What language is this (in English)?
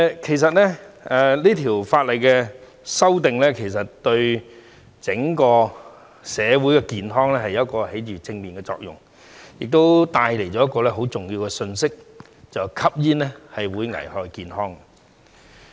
Cantonese